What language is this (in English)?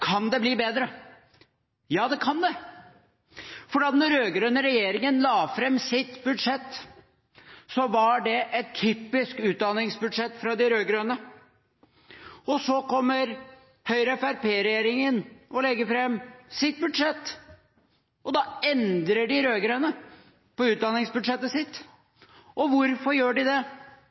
Norwegian Bokmål